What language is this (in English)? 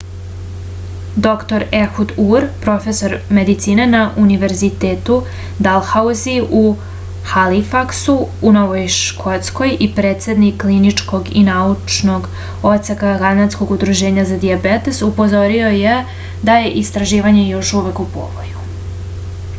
Serbian